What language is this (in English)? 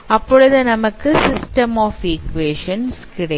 Tamil